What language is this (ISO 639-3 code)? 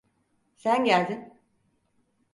tur